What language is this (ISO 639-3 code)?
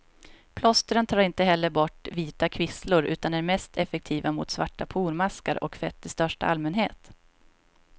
swe